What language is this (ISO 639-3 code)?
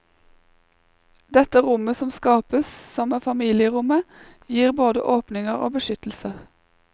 nor